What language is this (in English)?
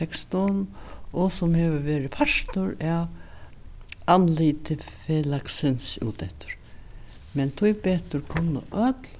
Faroese